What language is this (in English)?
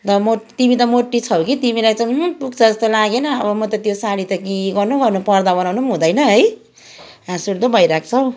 Nepali